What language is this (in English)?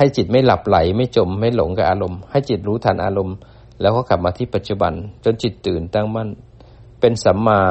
Thai